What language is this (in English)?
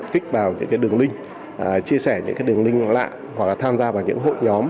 Vietnamese